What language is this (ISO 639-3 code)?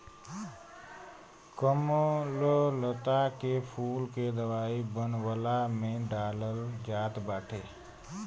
bho